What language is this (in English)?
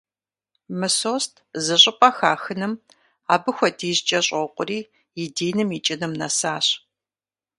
Kabardian